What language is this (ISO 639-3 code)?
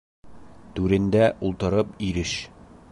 bak